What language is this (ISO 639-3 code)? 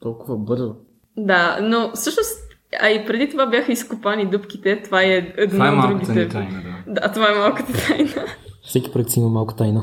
bul